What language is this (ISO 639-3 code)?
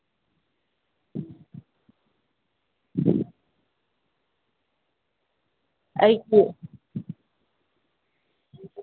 mni